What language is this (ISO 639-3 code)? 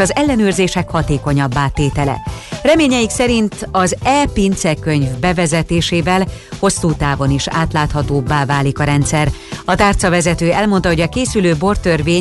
hun